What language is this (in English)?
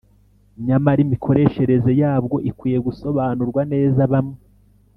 Kinyarwanda